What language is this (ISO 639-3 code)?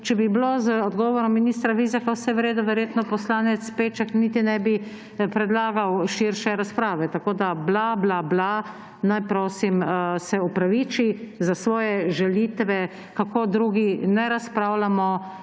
slv